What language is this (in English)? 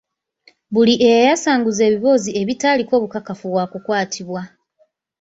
Ganda